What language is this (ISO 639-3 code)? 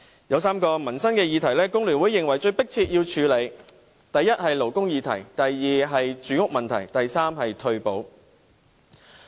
yue